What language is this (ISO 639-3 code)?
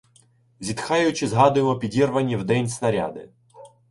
ukr